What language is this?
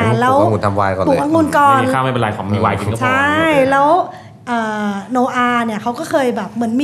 Thai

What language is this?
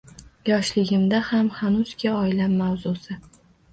Uzbek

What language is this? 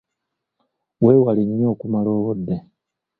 Ganda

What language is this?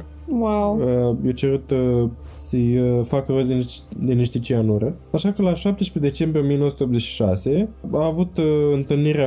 Romanian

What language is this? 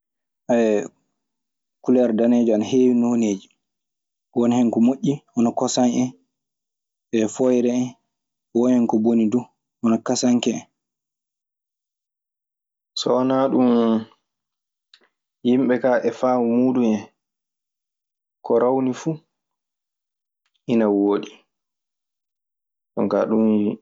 Maasina Fulfulde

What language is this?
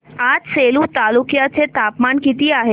Marathi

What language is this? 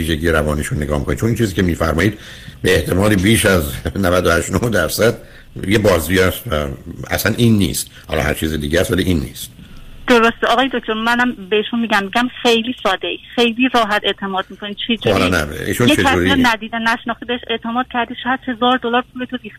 Persian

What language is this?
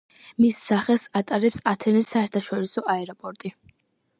Georgian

